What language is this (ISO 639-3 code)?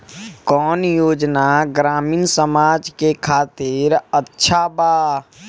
bho